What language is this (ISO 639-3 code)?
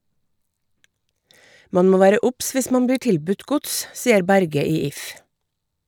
nor